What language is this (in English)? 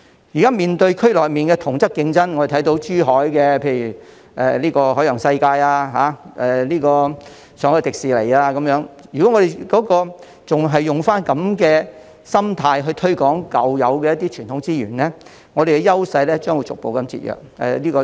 Cantonese